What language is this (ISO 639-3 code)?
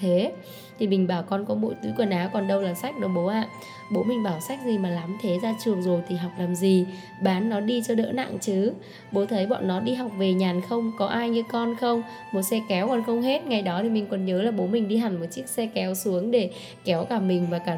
vie